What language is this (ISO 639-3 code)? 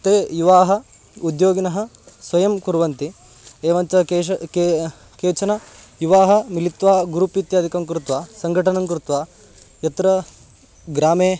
san